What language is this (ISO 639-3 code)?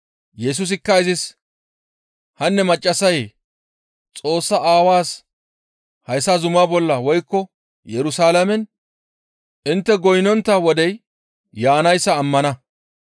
gmv